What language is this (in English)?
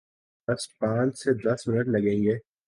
Urdu